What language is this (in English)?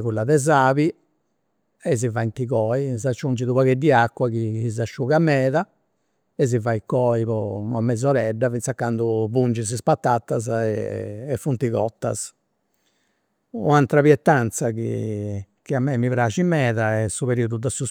Campidanese Sardinian